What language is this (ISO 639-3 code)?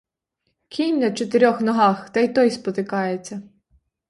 ukr